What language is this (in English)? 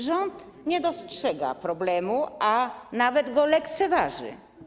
Polish